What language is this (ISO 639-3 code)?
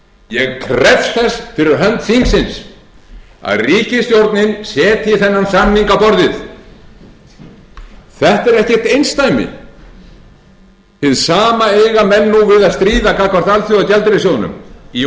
isl